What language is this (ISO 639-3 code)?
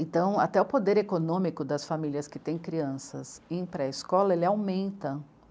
por